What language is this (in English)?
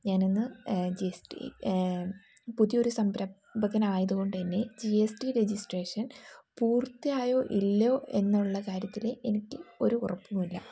Malayalam